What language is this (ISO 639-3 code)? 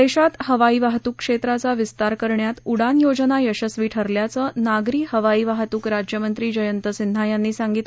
mar